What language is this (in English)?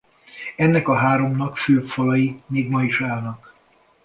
Hungarian